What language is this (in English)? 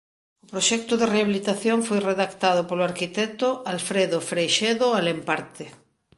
Galician